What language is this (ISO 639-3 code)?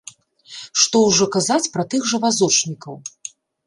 bel